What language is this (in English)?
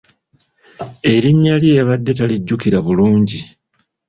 Ganda